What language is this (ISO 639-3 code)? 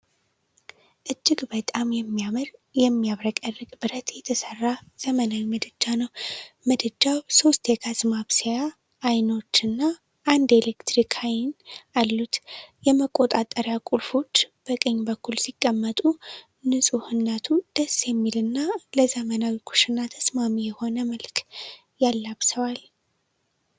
amh